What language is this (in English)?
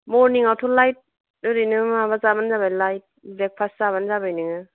Bodo